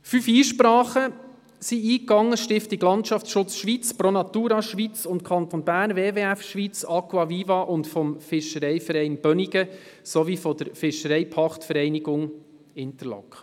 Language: Swiss German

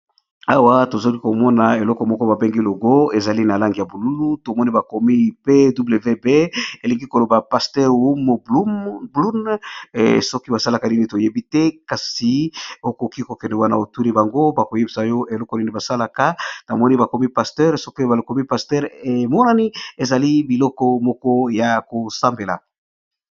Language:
Lingala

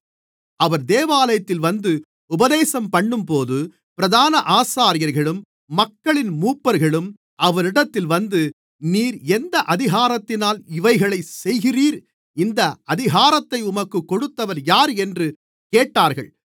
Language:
Tamil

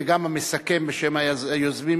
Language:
Hebrew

